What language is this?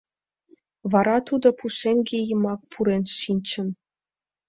Mari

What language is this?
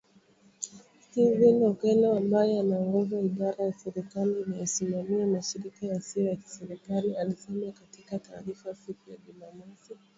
Swahili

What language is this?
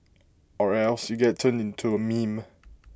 English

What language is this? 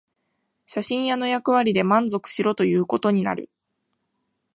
Japanese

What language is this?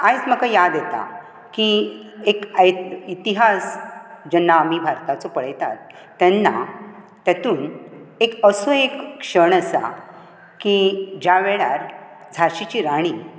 Konkani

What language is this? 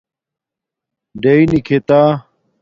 Domaaki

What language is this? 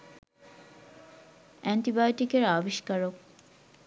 Bangla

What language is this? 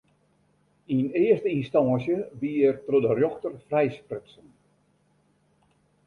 Western Frisian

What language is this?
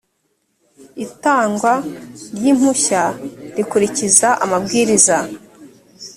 Kinyarwanda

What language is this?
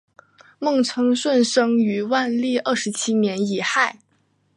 Chinese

